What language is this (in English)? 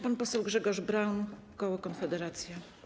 Polish